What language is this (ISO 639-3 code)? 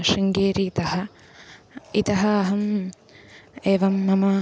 san